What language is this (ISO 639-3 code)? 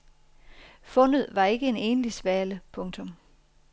dan